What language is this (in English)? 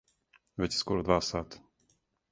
Serbian